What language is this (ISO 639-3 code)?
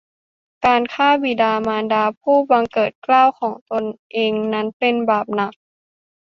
tha